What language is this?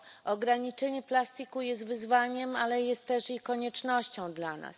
Polish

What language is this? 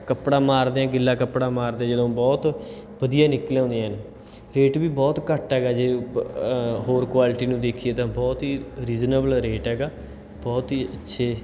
Punjabi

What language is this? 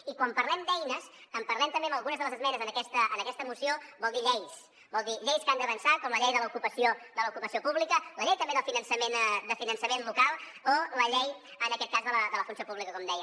Catalan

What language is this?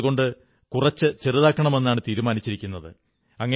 Malayalam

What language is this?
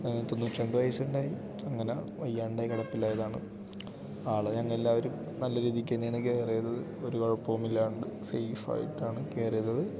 Malayalam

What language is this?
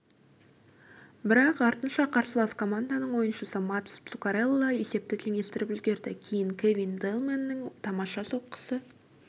Kazakh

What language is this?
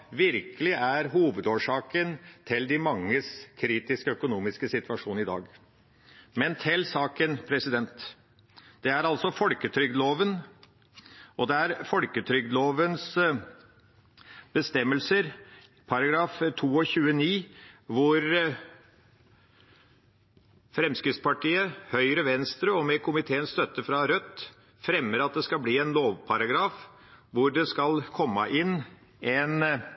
Norwegian Bokmål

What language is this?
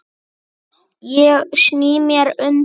Icelandic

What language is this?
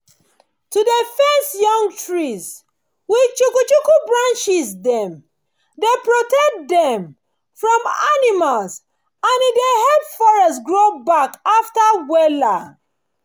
Nigerian Pidgin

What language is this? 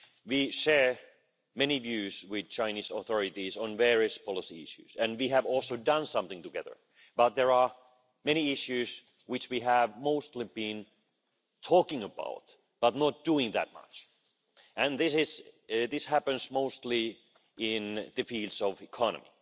English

